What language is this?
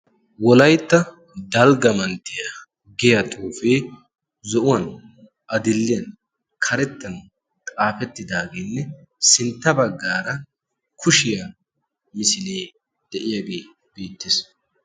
Wolaytta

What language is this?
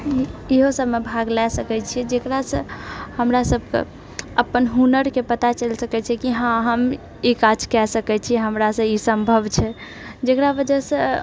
Maithili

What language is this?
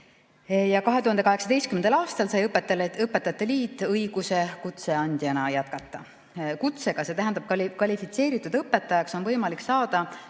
Estonian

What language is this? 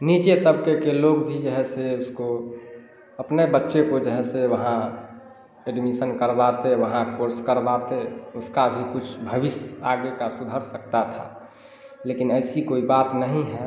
Hindi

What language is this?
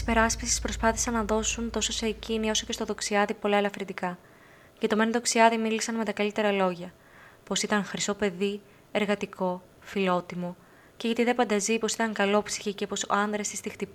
Greek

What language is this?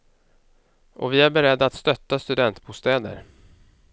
Swedish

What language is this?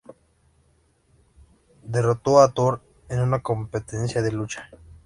Spanish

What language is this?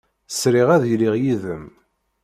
Kabyle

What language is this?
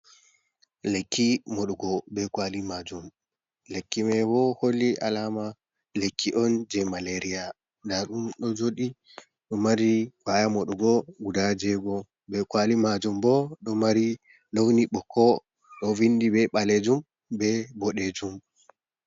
Fula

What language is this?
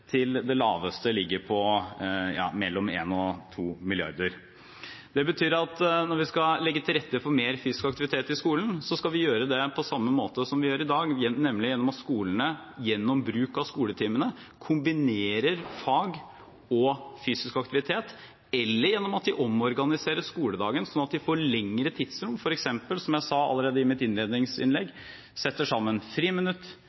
Norwegian Bokmål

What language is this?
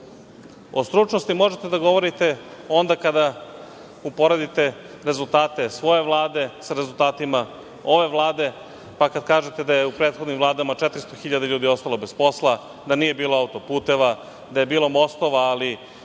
Serbian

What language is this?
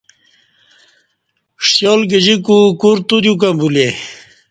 Kati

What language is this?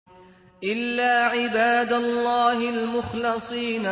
Arabic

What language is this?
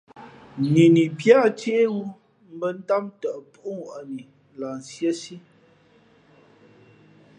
Fe'fe'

